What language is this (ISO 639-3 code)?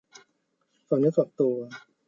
tha